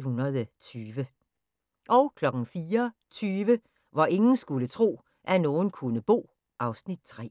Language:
Danish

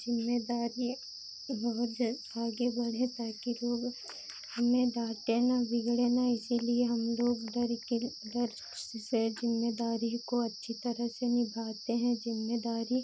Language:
Hindi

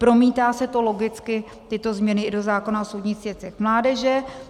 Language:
Czech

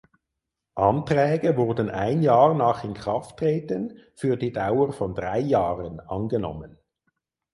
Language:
German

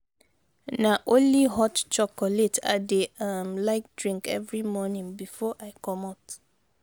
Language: Nigerian Pidgin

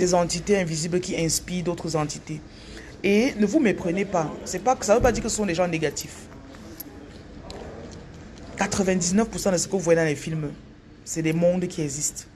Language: French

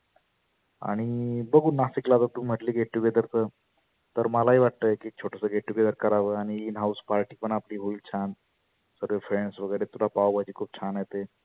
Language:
Marathi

